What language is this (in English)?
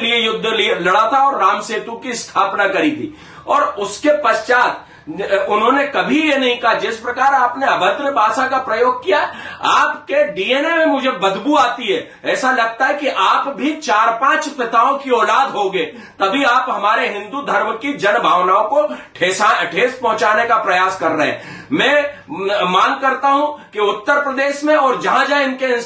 Hindi